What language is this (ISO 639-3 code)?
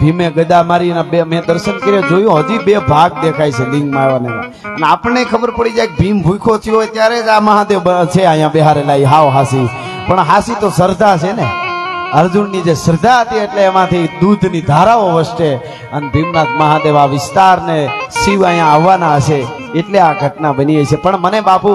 guj